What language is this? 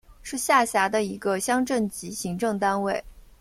Chinese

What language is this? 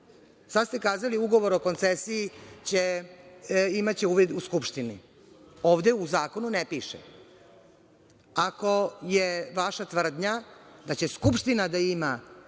Serbian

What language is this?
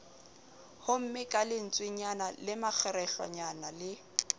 Southern Sotho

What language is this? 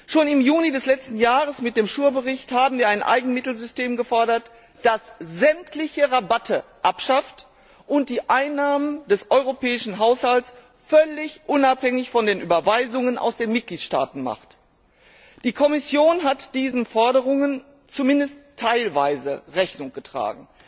German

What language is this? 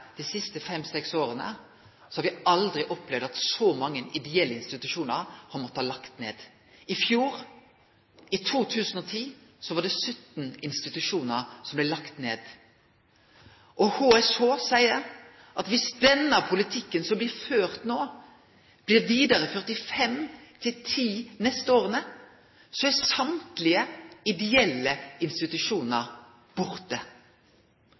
Norwegian Nynorsk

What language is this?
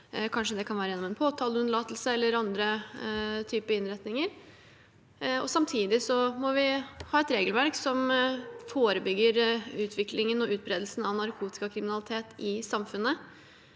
Norwegian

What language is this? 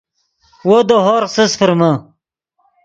Yidgha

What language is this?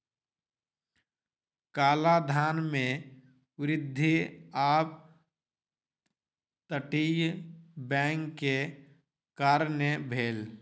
Maithili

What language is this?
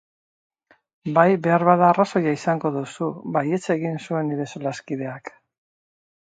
Basque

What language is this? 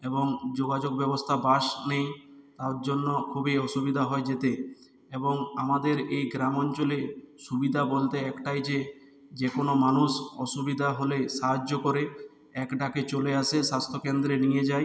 Bangla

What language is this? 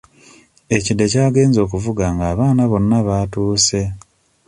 Ganda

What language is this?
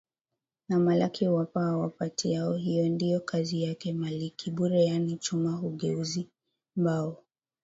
Swahili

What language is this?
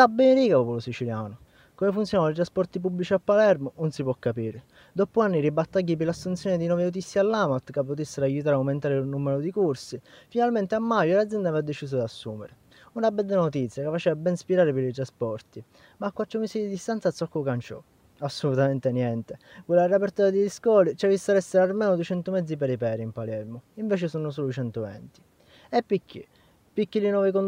Italian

